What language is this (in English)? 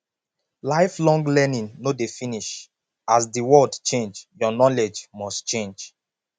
Nigerian Pidgin